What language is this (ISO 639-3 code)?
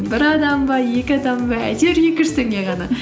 kaz